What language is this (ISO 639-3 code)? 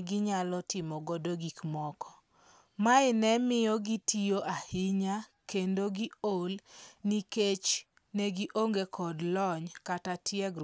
luo